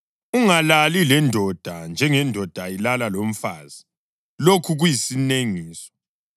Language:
North Ndebele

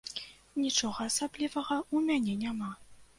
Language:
Belarusian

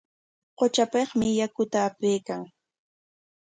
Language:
Corongo Ancash Quechua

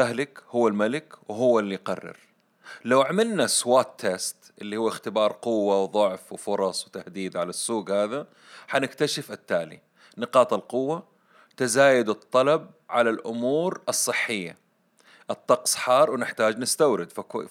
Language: Arabic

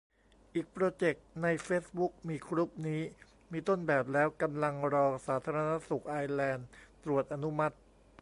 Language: Thai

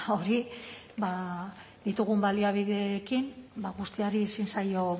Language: Basque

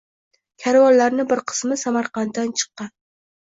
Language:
Uzbek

